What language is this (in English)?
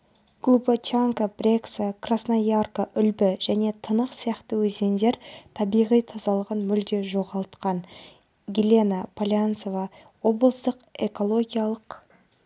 Kazakh